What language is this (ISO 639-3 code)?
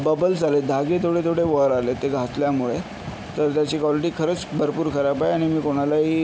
mar